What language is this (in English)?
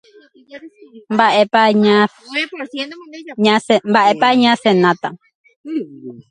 Guarani